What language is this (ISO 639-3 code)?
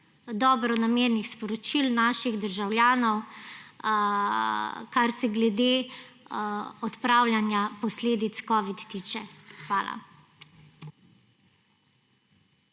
slv